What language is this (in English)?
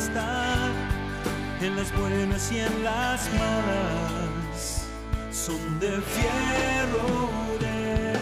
Spanish